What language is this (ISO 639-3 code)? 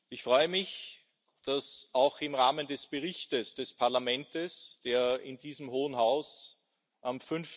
deu